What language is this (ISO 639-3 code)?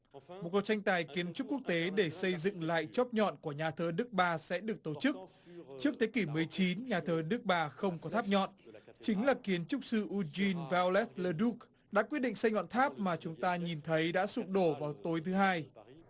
vie